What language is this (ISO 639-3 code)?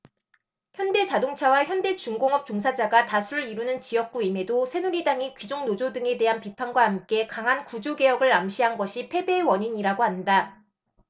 kor